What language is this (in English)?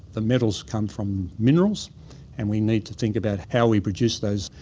English